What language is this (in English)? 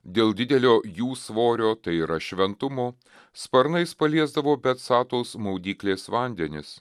Lithuanian